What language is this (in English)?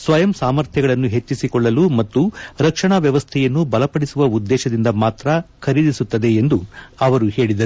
Kannada